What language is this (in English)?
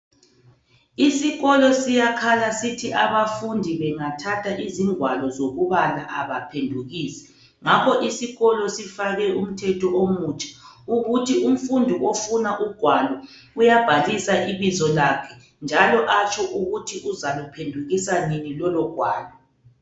North Ndebele